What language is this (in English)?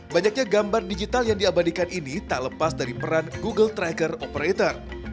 Indonesian